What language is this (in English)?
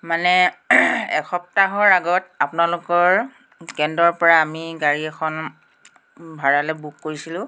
Assamese